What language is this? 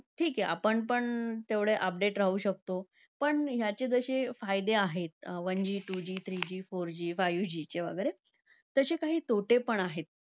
Marathi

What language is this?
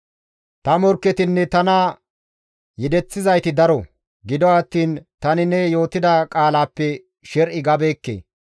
Gamo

